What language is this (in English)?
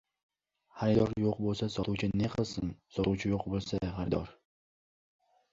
Uzbek